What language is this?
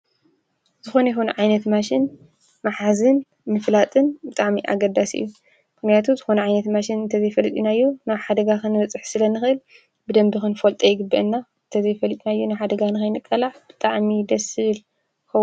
Tigrinya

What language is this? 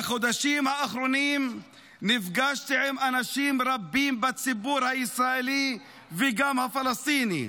Hebrew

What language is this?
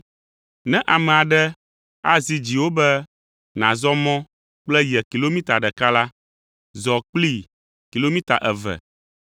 Ewe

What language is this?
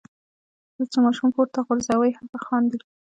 Pashto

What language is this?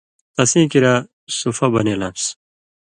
Indus Kohistani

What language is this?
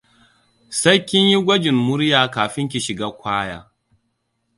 Hausa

